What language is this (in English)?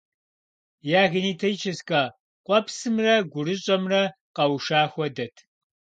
Kabardian